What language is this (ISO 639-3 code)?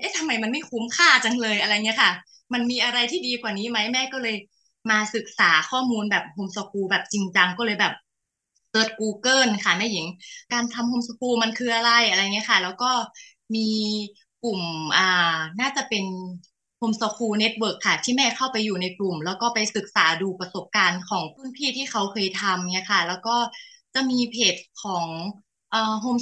tha